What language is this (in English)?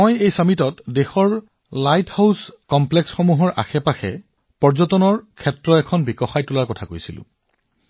Assamese